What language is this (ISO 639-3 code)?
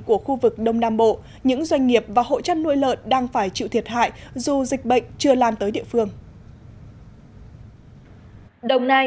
vie